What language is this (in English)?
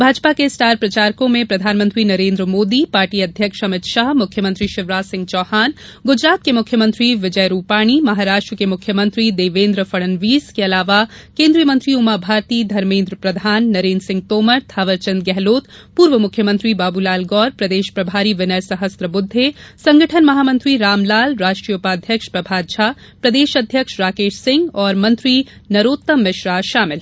Hindi